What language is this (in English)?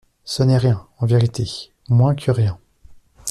French